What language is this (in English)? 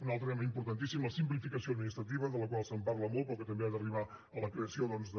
Catalan